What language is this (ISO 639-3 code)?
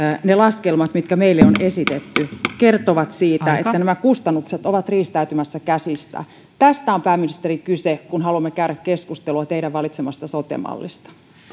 fin